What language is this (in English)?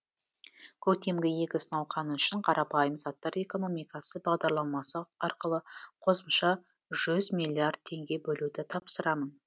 Kazakh